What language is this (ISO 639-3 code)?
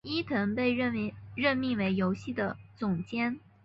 zho